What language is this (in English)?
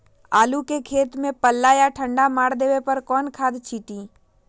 Magahi